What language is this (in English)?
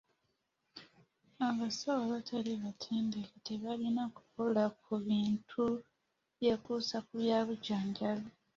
Ganda